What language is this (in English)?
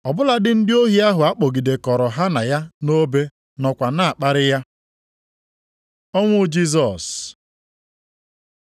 Igbo